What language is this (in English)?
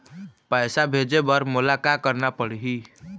Chhattisgarhi